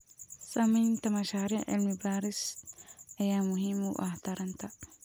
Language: Somali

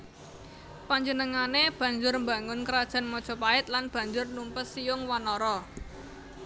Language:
Javanese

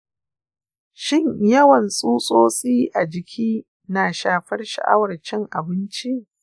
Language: Hausa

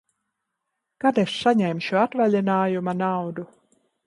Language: Latvian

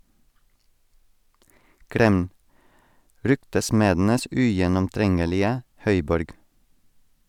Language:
Norwegian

